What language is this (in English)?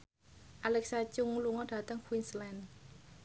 Javanese